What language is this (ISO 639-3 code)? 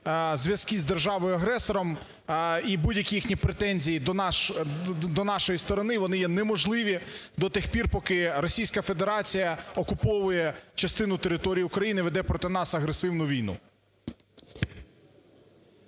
ukr